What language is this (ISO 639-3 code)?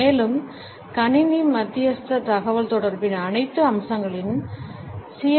tam